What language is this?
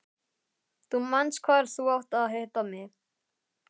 Icelandic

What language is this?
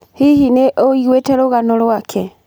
Kikuyu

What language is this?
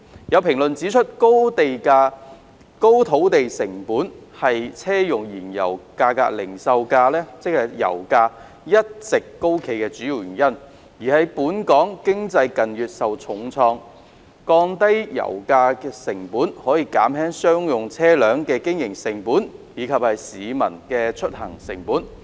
Cantonese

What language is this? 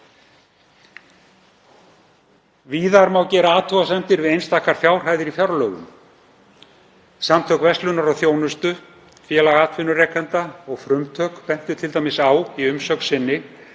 Icelandic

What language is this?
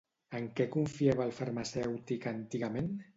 Catalan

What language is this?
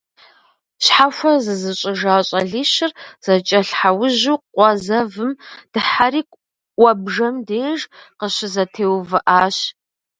Kabardian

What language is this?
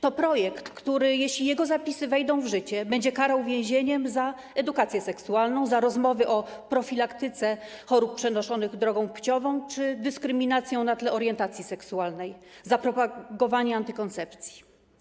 Polish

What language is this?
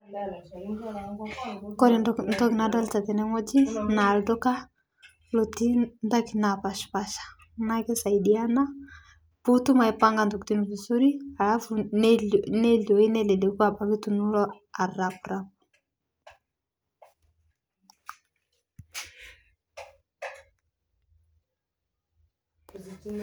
Masai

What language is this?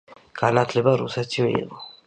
Georgian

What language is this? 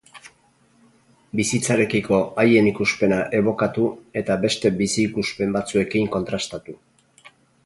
Basque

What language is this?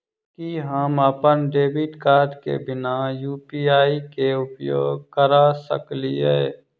Maithili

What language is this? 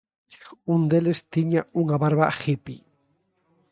Galician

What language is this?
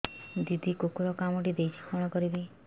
Odia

